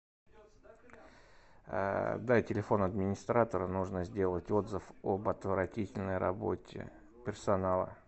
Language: Russian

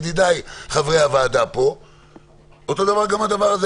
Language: Hebrew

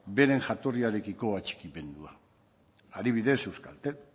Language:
Basque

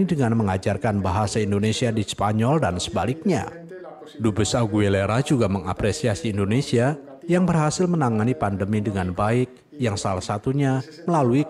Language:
Indonesian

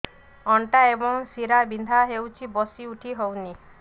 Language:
Odia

